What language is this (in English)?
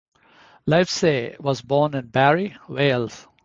English